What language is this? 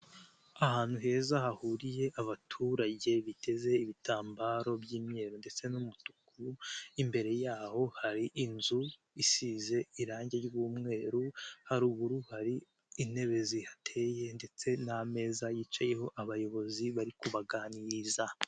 Kinyarwanda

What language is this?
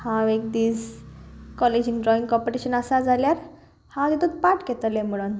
Konkani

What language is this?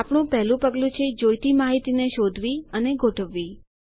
Gujarati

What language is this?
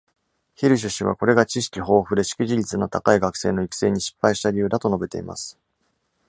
Japanese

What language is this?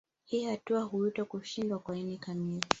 Swahili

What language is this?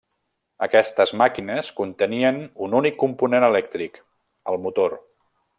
Catalan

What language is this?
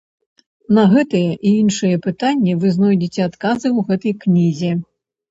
Belarusian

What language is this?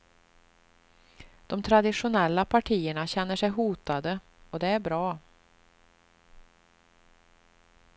Swedish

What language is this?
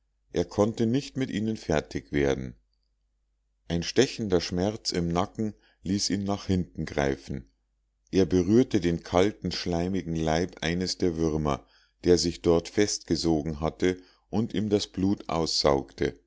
German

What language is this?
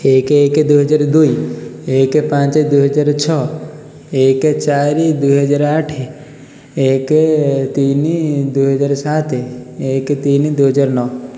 Odia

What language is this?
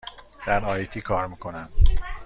Persian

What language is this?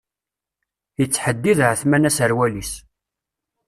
Kabyle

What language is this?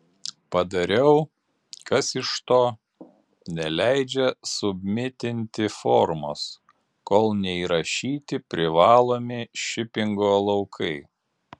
Lithuanian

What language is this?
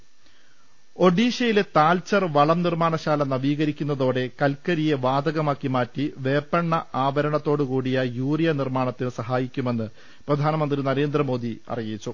Malayalam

